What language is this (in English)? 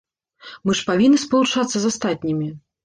Belarusian